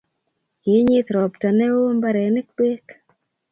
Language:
Kalenjin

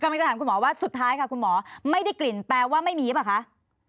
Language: Thai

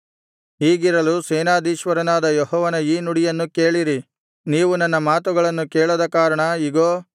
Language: Kannada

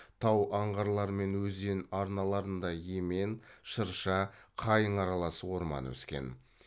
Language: Kazakh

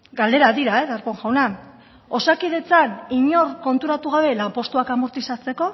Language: Basque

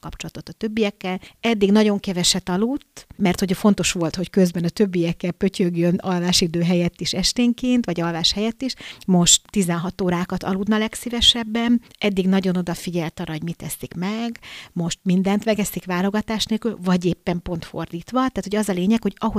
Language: Hungarian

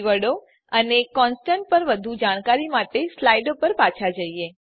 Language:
Gujarati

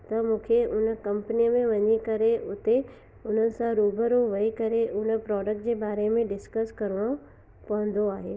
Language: Sindhi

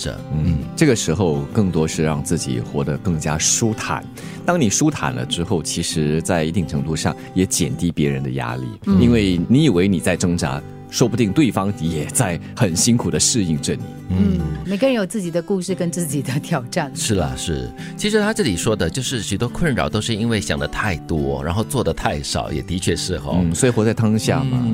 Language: Chinese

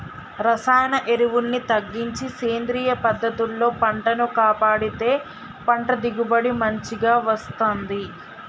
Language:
Telugu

